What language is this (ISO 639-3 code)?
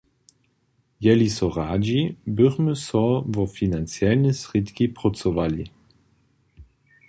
hsb